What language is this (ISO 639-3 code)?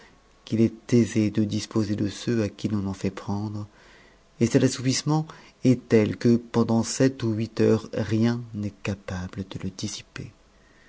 fra